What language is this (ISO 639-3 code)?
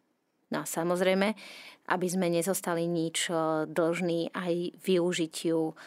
slk